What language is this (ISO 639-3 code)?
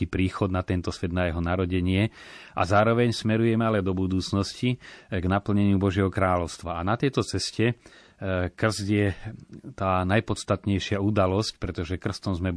slk